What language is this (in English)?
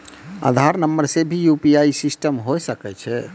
Maithili